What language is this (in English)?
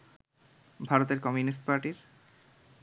Bangla